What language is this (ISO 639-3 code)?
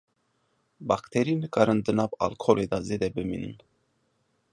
kur